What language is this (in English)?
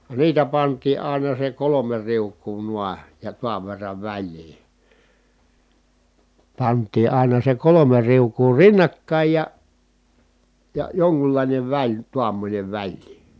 Finnish